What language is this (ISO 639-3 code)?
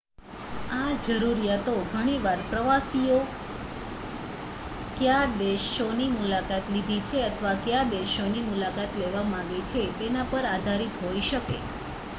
guj